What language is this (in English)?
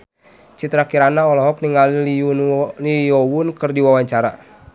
Sundanese